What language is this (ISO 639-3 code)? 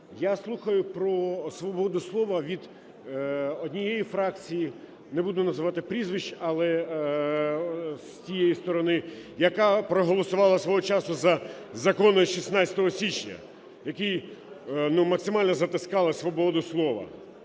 ukr